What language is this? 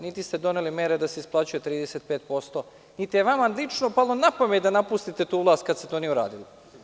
Serbian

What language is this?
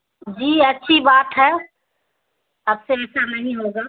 Urdu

